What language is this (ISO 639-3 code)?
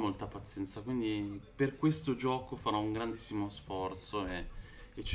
ita